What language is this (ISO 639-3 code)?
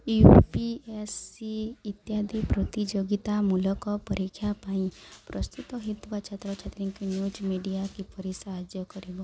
ori